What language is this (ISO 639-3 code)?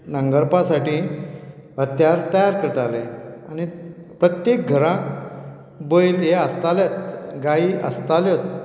kok